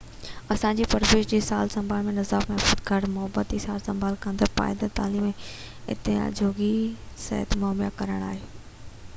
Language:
Sindhi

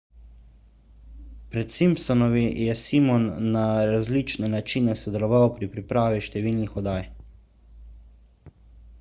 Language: Slovenian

